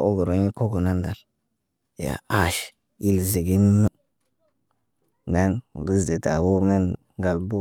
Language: Naba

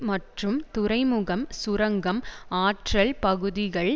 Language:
Tamil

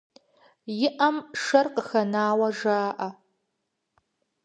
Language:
Kabardian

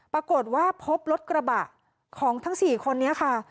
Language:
Thai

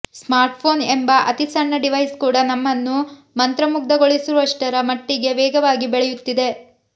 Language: Kannada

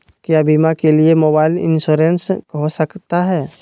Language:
Magahi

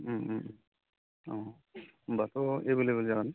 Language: Bodo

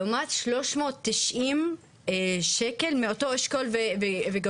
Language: Hebrew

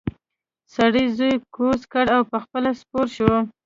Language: Pashto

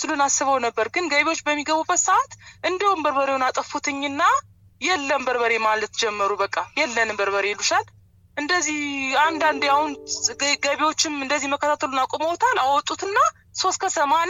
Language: Amharic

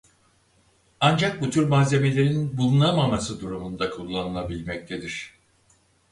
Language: Turkish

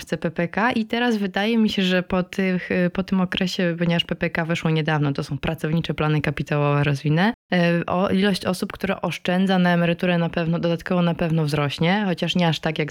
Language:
Polish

